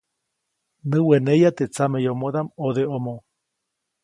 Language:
Copainalá Zoque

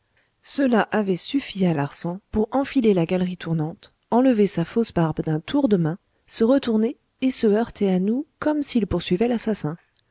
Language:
French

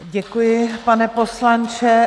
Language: Czech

